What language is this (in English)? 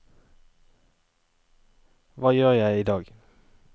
Norwegian